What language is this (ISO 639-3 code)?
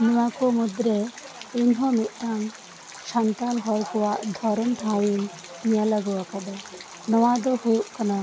sat